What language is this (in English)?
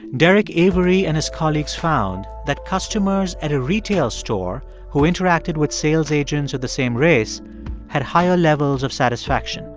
English